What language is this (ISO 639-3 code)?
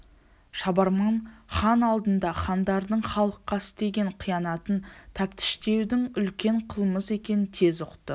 kaz